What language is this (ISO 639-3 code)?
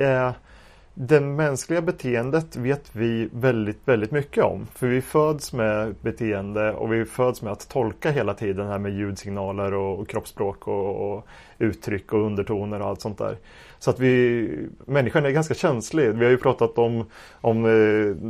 swe